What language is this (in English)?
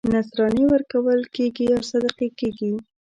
Pashto